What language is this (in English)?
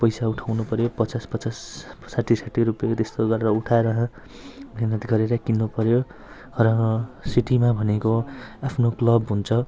Nepali